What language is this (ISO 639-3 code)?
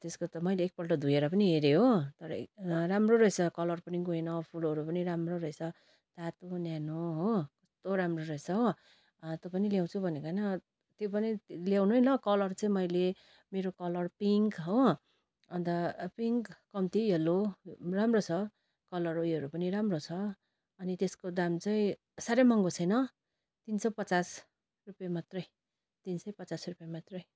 nep